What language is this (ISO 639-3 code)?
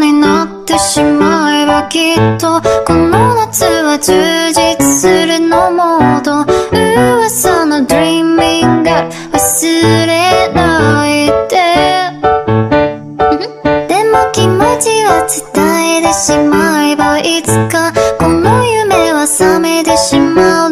kor